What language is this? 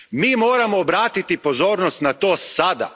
Croatian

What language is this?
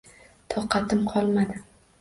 Uzbek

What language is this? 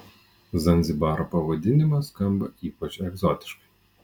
Lithuanian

